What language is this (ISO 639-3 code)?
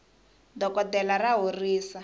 tso